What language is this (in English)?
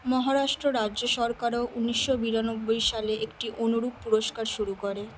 Bangla